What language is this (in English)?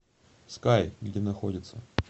Russian